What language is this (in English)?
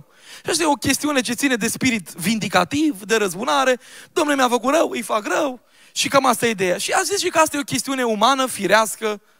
Romanian